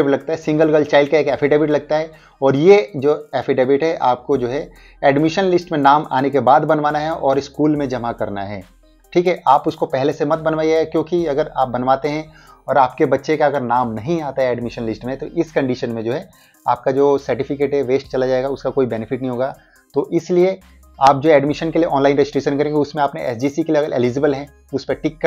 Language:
Hindi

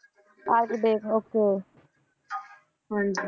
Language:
Punjabi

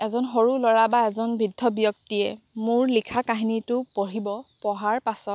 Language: Assamese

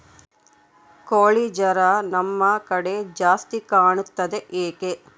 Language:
Kannada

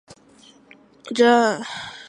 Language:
Chinese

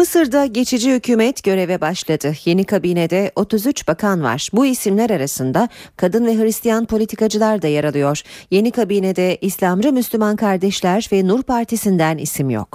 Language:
Turkish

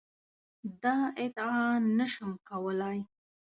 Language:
Pashto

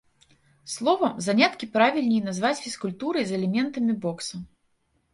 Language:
Belarusian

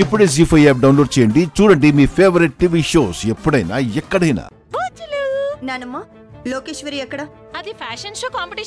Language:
Telugu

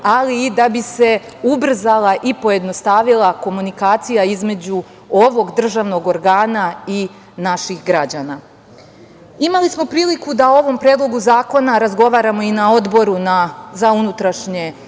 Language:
Serbian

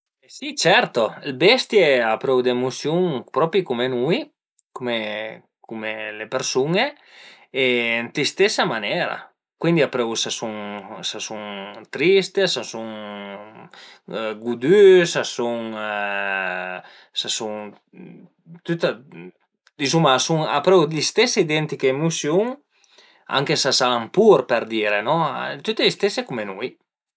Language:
Piedmontese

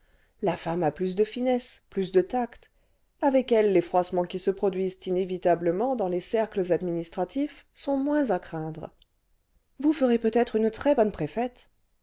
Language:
French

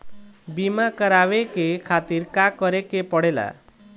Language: Bhojpuri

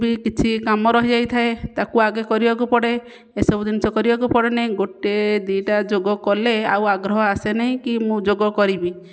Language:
Odia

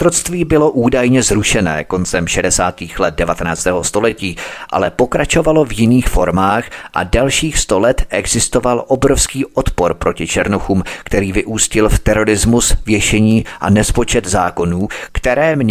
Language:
Czech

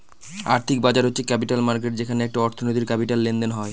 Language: Bangla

